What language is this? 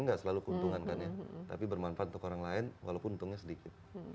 Indonesian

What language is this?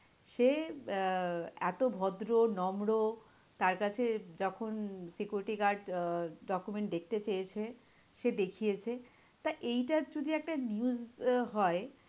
Bangla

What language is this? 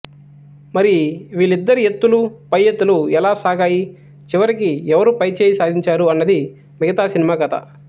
Telugu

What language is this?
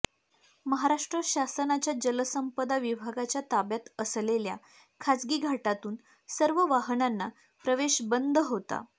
Marathi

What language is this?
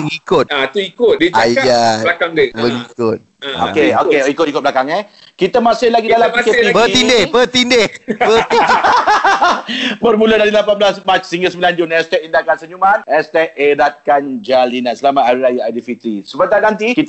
Malay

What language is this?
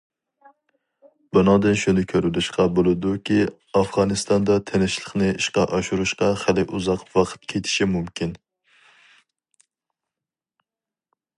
Uyghur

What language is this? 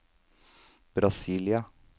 Norwegian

